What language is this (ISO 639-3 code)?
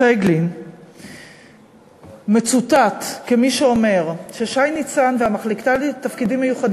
heb